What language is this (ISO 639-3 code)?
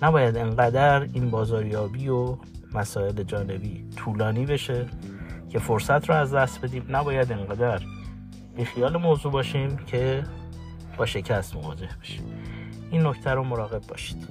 fas